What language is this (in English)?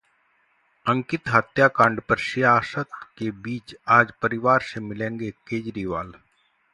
Hindi